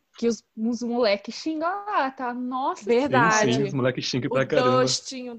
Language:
Portuguese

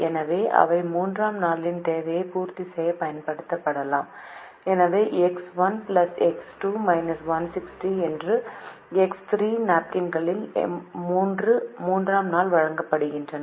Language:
Tamil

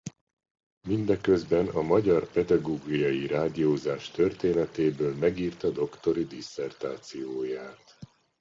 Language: Hungarian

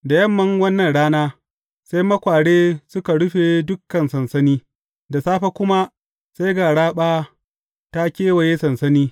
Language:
Hausa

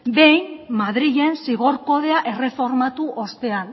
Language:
Basque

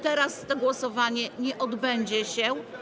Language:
Polish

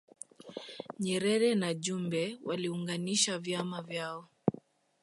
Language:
Swahili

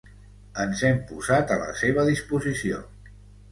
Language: Catalan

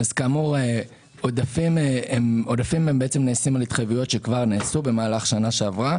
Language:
Hebrew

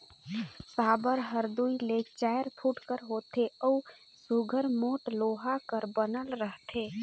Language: Chhattisgarhi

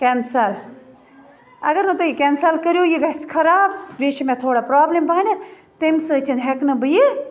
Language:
Kashmiri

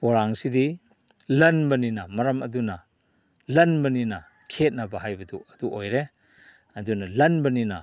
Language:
Manipuri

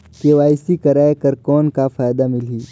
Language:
Chhattisgarhi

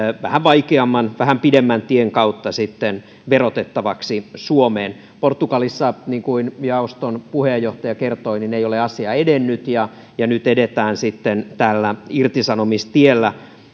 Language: Finnish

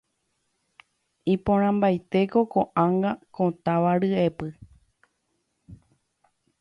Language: Guarani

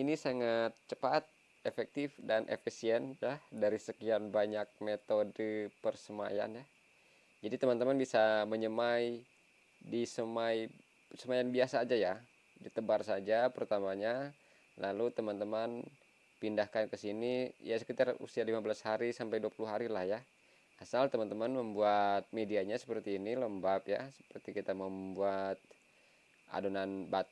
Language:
Indonesian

